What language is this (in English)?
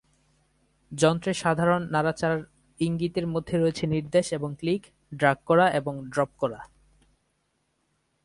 Bangla